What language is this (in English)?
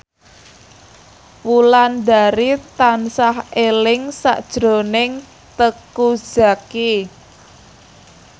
Javanese